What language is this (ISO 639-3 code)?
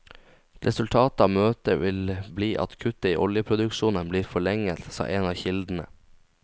nor